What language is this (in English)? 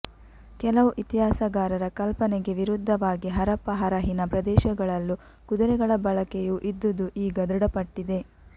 Kannada